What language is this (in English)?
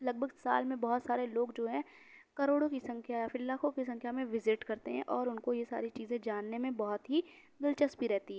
Urdu